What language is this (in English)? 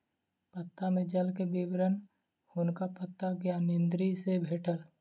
Maithili